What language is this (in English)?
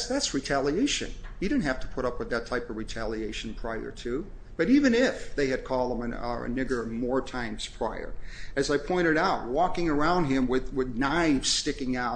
English